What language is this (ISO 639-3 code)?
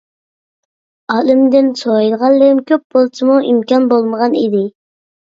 uig